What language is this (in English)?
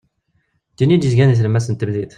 Kabyle